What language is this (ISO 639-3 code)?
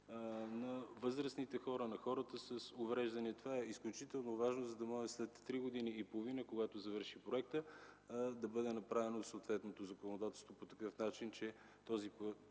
bul